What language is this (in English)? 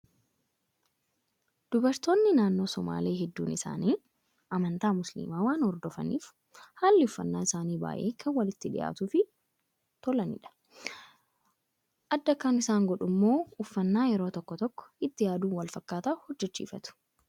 Oromo